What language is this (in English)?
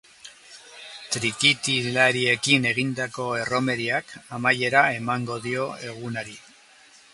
Basque